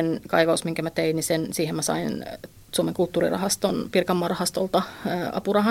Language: Finnish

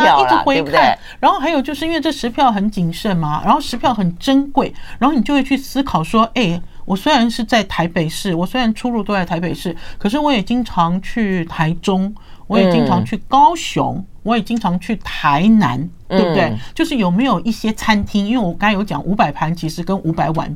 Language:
Chinese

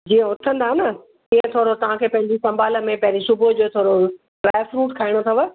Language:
Sindhi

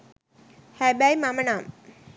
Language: Sinhala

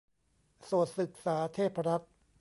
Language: Thai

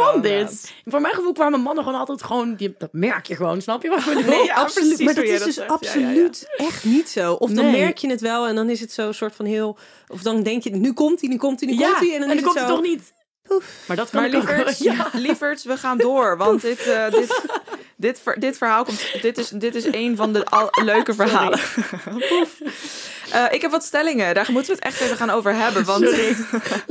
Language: Dutch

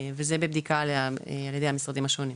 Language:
Hebrew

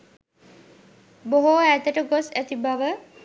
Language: Sinhala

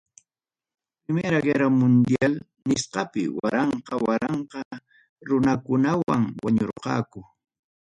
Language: Ayacucho Quechua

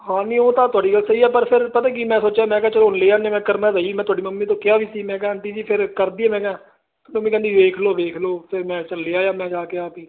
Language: Punjabi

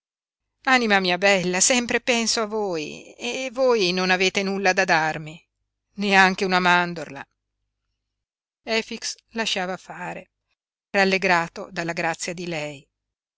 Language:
Italian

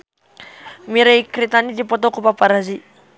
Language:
Sundanese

